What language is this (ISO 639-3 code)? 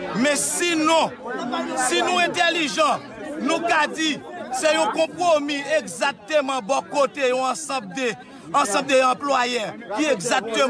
fra